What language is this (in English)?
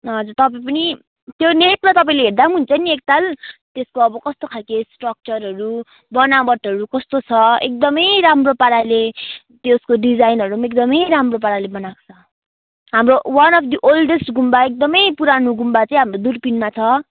Nepali